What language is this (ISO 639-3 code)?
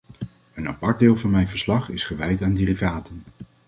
nld